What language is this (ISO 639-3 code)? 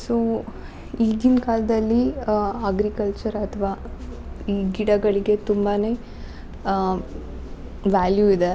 kan